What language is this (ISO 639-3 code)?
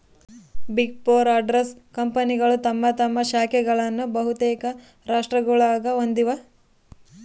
kan